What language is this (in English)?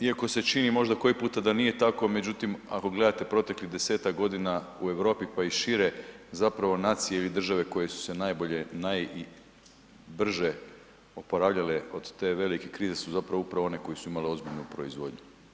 Croatian